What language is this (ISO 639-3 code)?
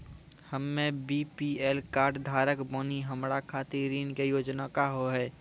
mai